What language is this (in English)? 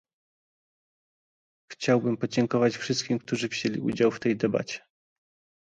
Polish